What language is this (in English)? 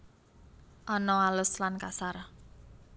Javanese